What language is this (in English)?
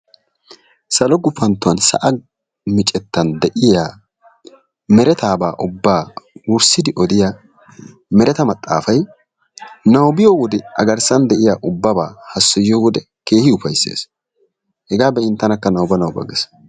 Wolaytta